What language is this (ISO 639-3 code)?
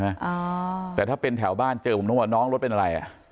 tha